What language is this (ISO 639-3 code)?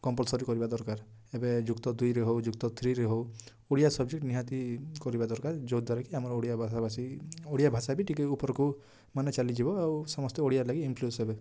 ori